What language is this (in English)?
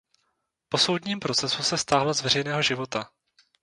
Czech